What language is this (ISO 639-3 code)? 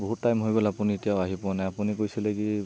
asm